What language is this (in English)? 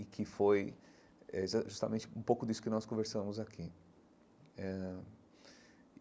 Portuguese